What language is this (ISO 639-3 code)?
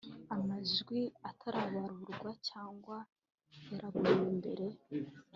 kin